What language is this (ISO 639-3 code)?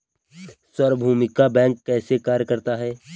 hin